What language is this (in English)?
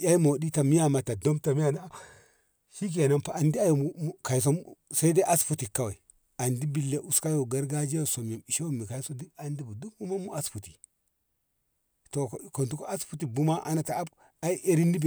Ngamo